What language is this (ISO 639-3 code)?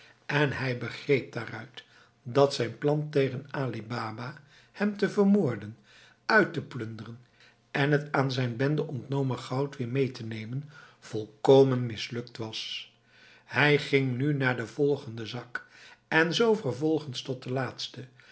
nld